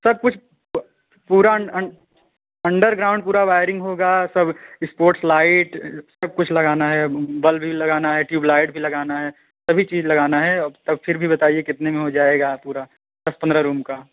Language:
Hindi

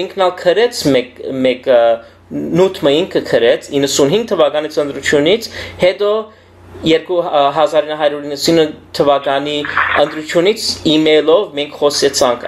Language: Romanian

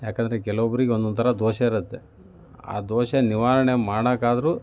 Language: Kannada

